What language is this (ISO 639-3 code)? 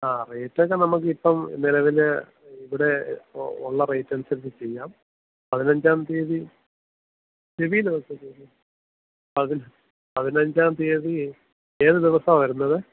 mal